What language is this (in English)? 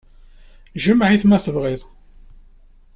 Kabyle